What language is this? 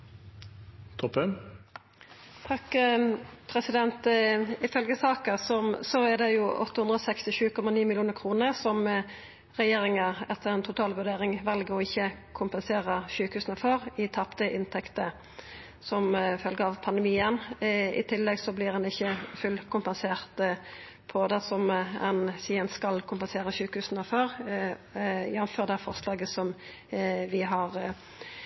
Norwegian Nynorsk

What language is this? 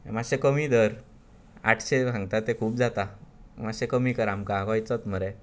Konkani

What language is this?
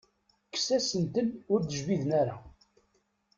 Kabyle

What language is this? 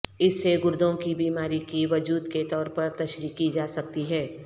Urdu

